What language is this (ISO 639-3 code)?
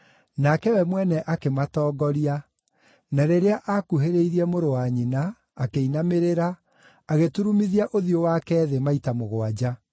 kik